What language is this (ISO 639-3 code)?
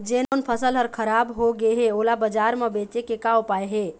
hne